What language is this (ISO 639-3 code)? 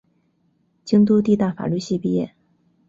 zho